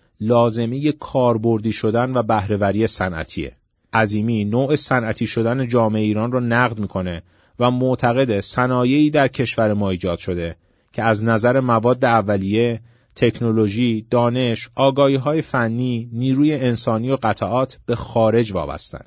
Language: Persian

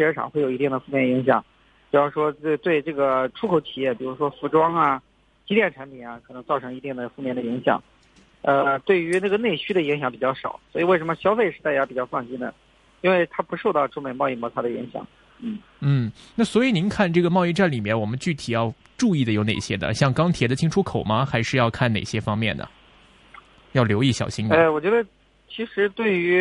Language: Chinese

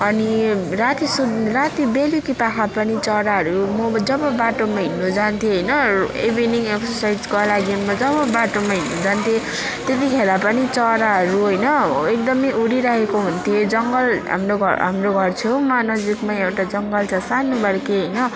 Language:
Nepali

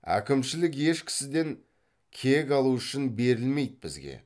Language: Kazakh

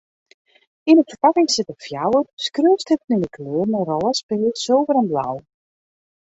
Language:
Western Frisian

